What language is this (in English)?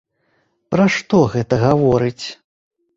Belarusian